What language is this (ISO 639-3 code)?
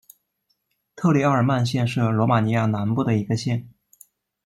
zho